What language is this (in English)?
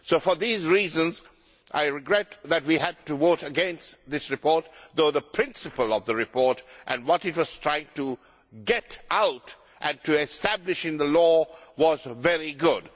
English